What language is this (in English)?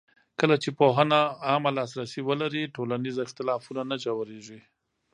Pashto